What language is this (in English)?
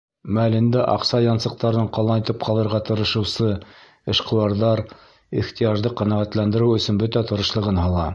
Bashkir